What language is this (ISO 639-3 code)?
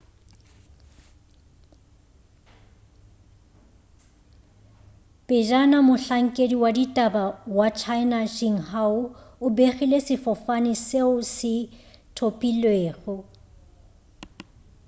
nso